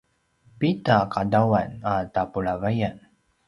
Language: Paiwan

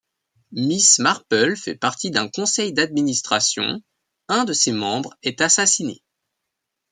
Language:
French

